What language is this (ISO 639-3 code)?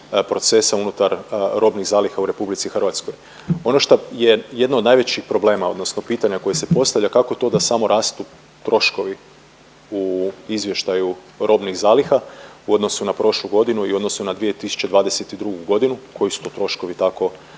hrv